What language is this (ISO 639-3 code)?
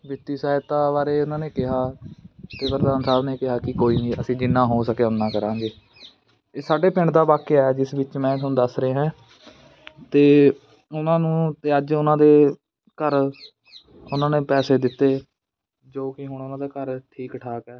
pan